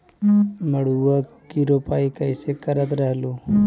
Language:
Magahi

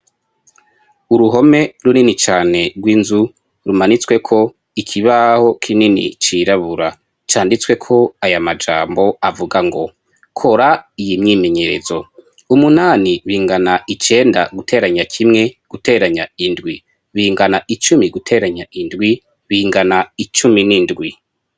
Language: Rundi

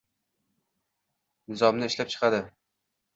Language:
Uzbek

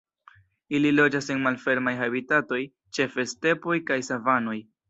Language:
Esperanto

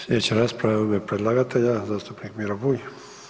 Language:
Croatian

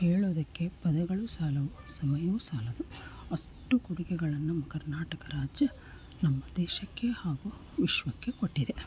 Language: Kannada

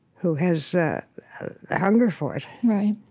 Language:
English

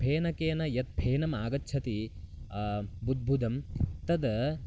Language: Sanskrit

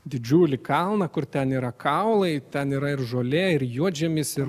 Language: Lithuanian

